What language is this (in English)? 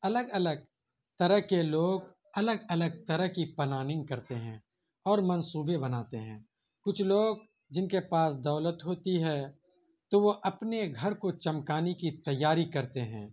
Urdu